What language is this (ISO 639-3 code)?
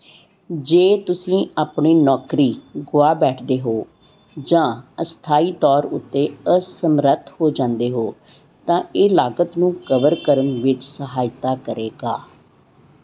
pan